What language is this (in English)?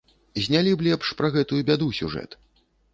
Belarusian